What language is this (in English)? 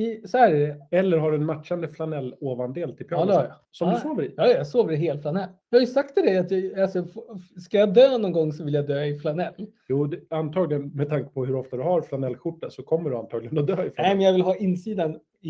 Swedish